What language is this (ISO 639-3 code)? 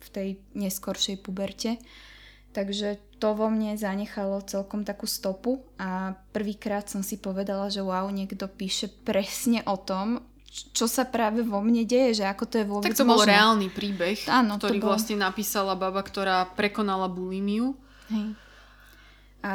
slk